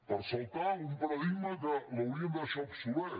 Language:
Catalan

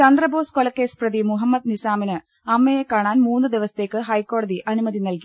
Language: Malayalam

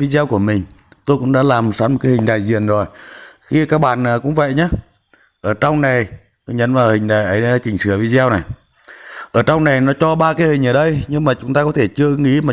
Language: Vietnamese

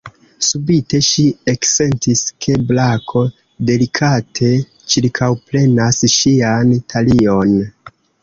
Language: Esperanto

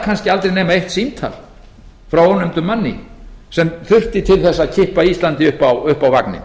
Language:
Icelandic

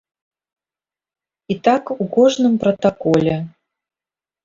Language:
Belarusian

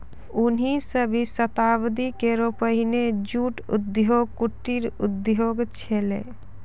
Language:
Maithili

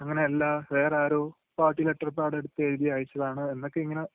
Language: Malayalam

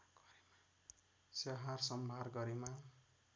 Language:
Nepali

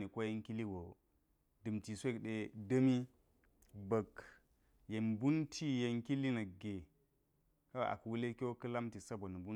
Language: Geji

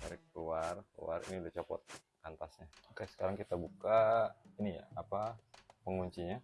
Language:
Indonesian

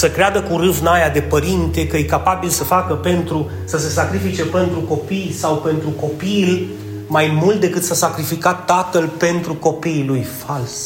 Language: Romanian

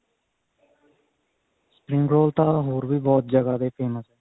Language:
Punjabi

